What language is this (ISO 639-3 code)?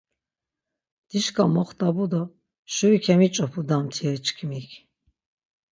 lzz